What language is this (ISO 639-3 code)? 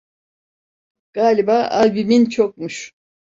tur